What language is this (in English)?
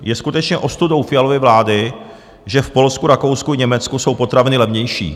Czech